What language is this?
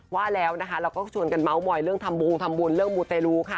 Thai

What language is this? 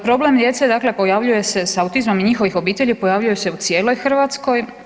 Croatian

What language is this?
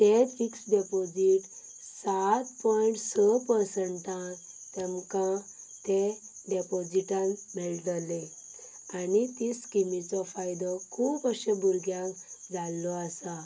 Konkani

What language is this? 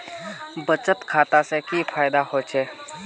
Magahi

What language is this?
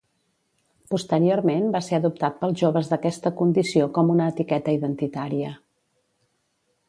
Catalan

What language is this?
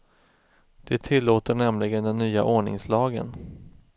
Swedish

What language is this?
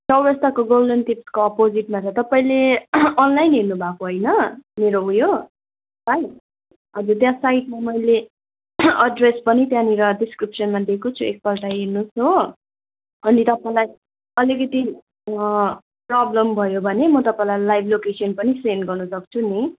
Nepali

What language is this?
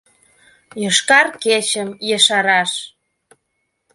Mari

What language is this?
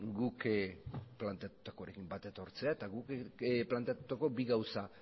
Basque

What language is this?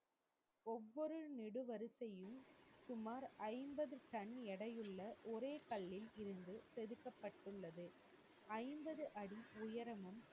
Tamil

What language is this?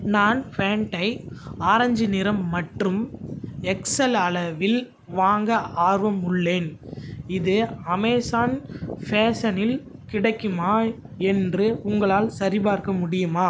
Tamil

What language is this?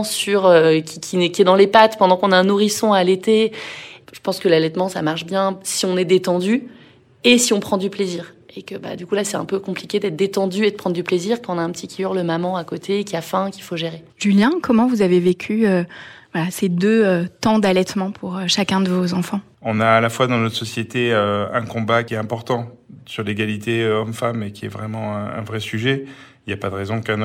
French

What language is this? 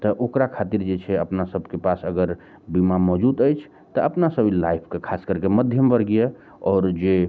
Maithili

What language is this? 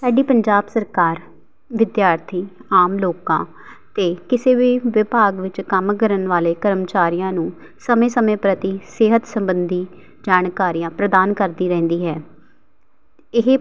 Punjabi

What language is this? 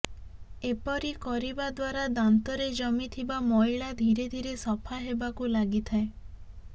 Odia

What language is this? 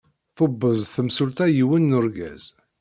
Kabyle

